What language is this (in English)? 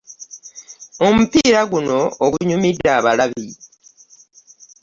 Ganda